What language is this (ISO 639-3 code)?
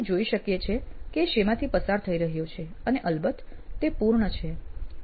guj